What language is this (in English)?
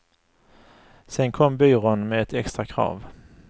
Swedish